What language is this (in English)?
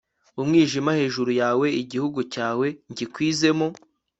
Kinyarwanda